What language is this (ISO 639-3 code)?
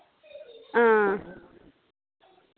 doi